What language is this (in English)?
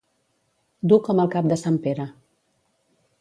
Catalan